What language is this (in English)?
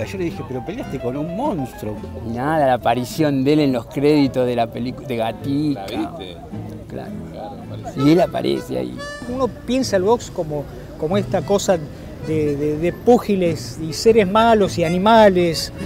Spanish